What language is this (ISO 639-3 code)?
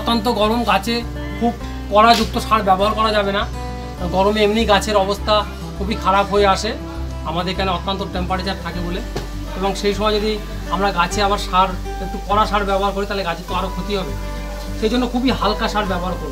hin